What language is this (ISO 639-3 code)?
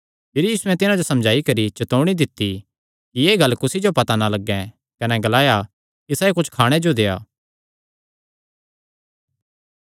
xnr